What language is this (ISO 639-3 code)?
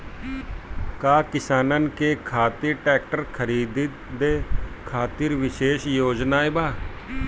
bho